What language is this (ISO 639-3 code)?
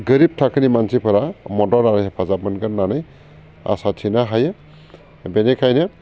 brx